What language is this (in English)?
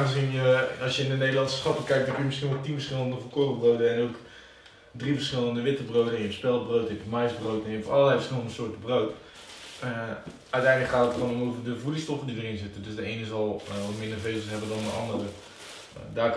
Dutch